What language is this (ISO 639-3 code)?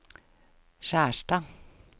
nor